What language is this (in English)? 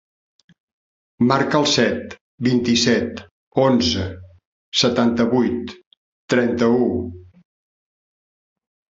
Catalan